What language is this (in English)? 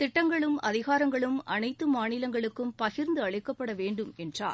Tamil